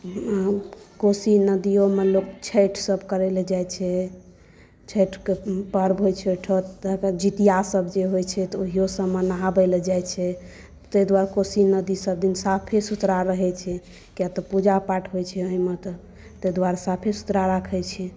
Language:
Maithili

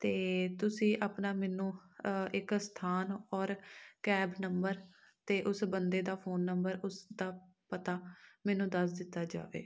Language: Punjabi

